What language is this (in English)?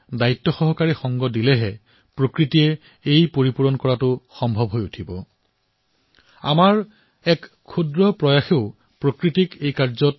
Assamese